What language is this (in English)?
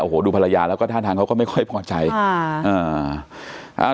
Thai